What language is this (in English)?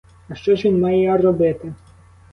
Ukrainian